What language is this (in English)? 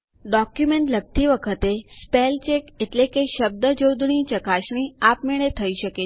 Gujarati